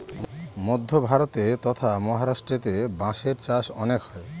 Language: Bangla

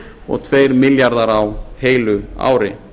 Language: Icelandic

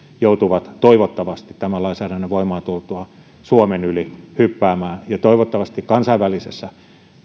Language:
Finnish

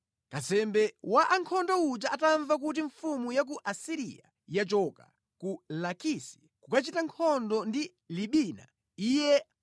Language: Nyanja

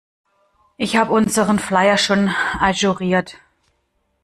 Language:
German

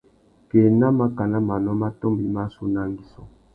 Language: Tuki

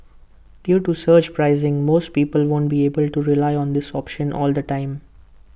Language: English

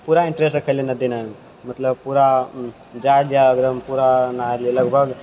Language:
Maithili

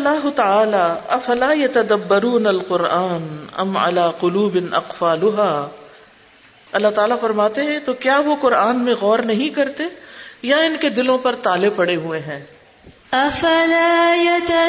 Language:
Urdu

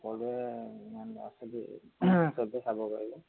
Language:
Assamese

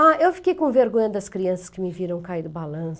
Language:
Portuguese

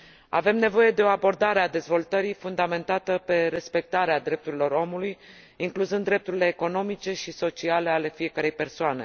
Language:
Romanian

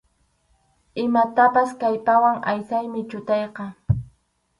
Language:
Arequipa-La Unión Quechua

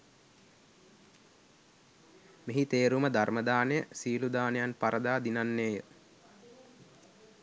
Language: Sinhala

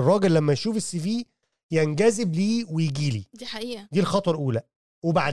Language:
Arabic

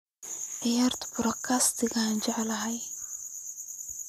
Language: Somali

